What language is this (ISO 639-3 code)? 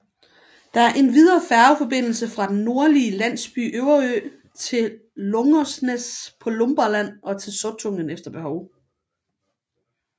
dan